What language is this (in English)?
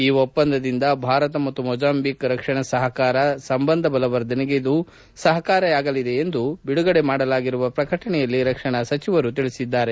Kannada